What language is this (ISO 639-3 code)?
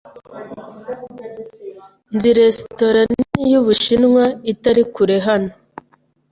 kin